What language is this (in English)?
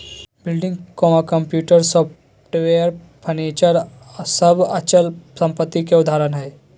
Magahi